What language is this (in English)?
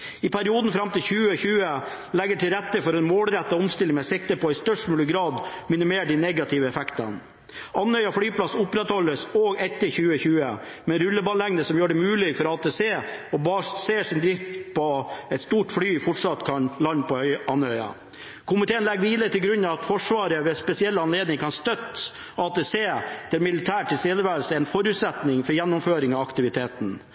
Norwegian Bokmål